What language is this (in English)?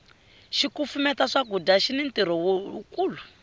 Tsonga